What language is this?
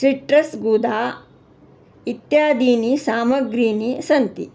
Sanskrit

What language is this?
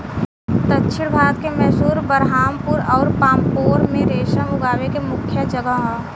Bhojpuri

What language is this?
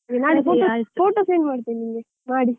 Kannada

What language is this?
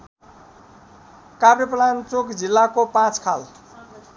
Nepali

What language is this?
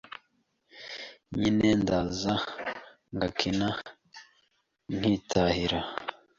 Kinyarwanda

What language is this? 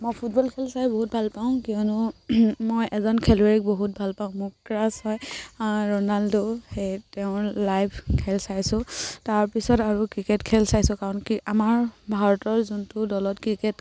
Assamese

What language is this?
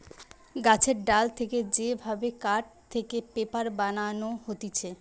Bangla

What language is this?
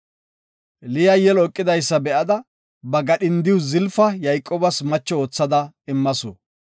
Gofa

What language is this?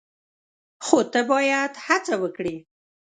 Pashto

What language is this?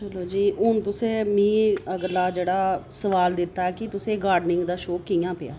Dogri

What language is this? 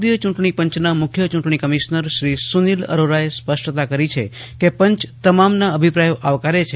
Gujarati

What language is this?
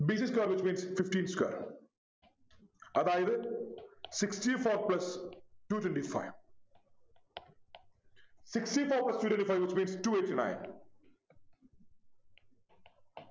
Malayalam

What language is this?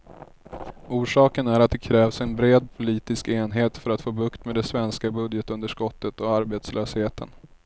Swedish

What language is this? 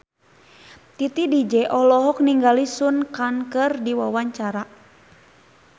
Sundanese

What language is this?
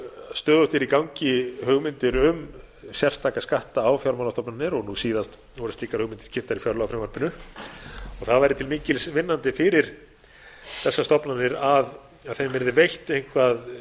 Icelandic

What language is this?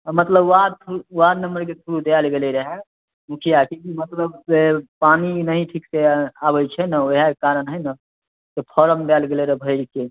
Maithili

